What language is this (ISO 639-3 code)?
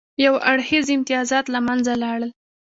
pus